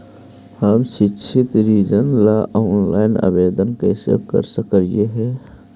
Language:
Magahi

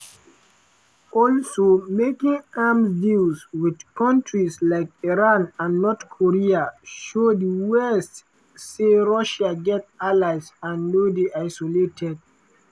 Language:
Nigerian Pidgin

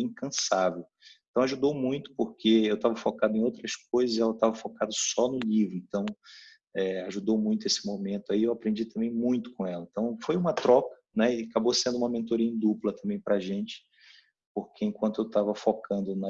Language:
Portuguese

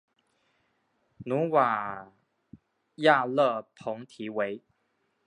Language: Chinese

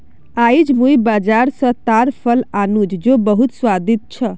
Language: Magahi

